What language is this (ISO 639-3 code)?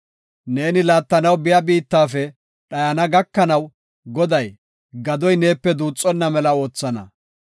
gof